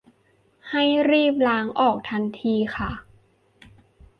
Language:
Thai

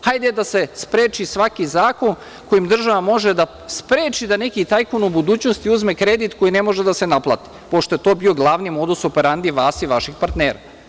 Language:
Serbian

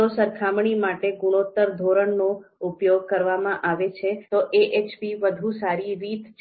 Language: Gujarati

